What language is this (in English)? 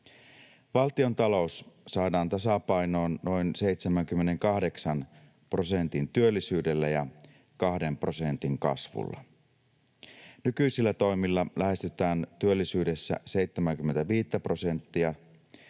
Finnish